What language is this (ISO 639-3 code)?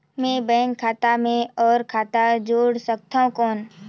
hne